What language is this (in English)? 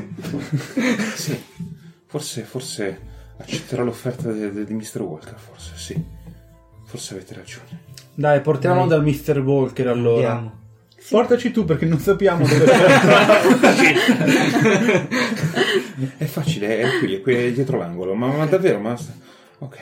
Italian